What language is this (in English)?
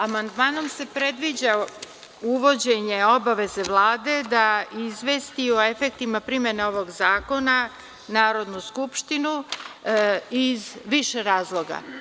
Serbian